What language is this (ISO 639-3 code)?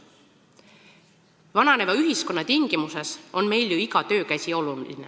est